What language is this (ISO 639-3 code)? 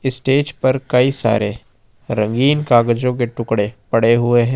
hin